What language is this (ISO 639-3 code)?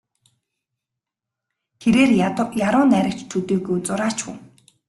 mon